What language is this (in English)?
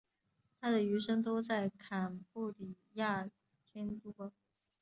Chinese